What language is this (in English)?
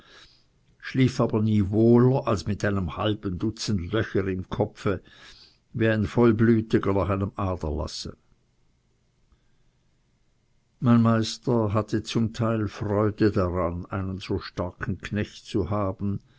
German